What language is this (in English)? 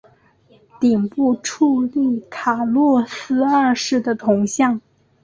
Chinese